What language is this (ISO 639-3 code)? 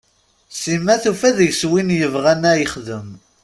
kab